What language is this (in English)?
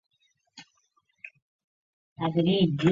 Chinese